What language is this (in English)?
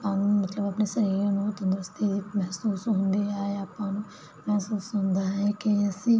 Punjabi